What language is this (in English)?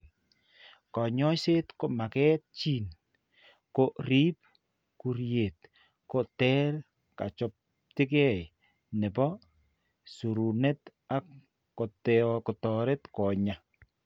Kalenjin